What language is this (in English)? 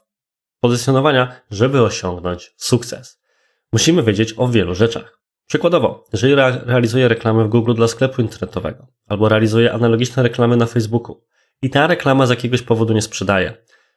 Polish